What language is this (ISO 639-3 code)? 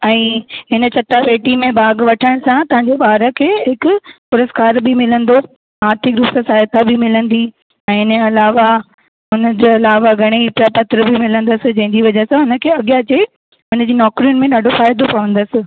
snd